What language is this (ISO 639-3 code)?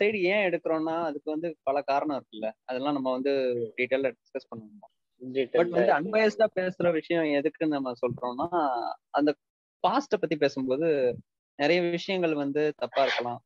tam